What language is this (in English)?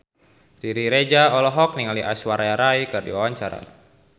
Sundanese